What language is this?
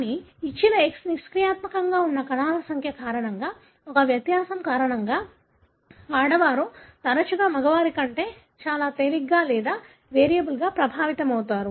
Telugu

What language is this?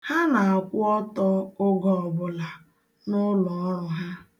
Igbo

